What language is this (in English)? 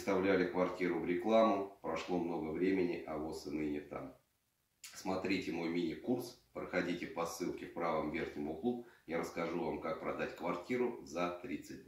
Russian